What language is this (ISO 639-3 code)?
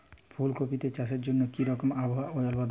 ben